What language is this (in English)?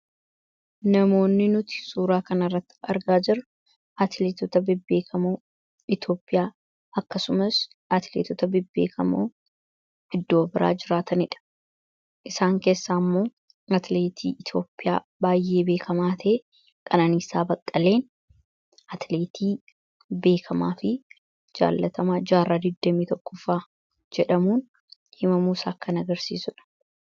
Oromo